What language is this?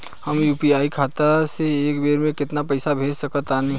Bhojpuri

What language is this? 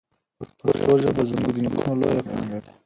Pashto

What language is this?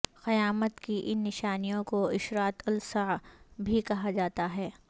Urdu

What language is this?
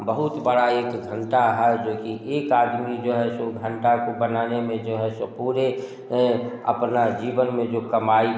Hindi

